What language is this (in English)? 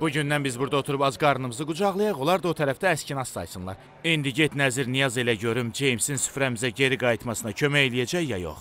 Turkish